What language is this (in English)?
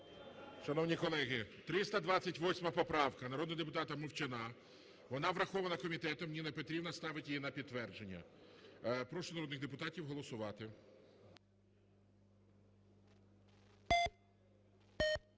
Ukrainian